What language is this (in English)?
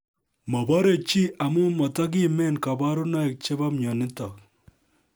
Kalenjin